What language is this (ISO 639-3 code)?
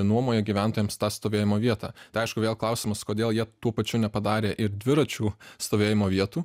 lit